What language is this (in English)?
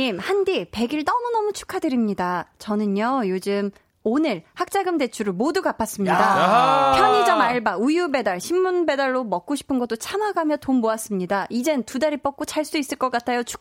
Korean